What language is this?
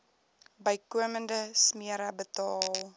Afrikaans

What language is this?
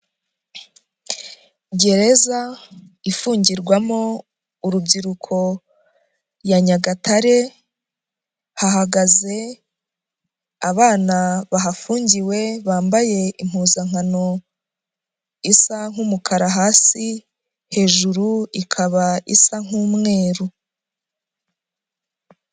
Kinyarwanda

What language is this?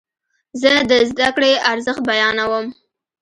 Pashto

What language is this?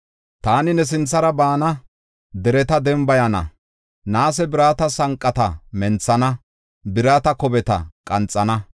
Gofa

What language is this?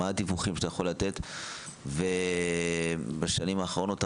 Hebrew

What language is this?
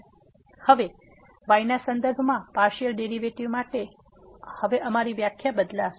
Gujarati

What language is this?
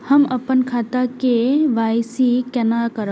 Maithili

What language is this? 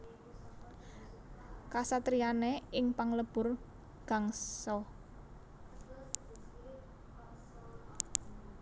Javanese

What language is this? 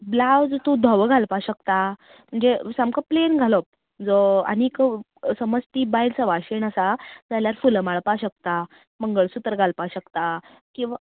Konkani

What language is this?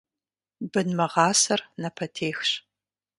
Kabardian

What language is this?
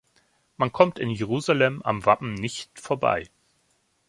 German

